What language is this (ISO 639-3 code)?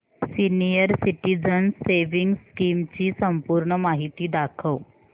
mar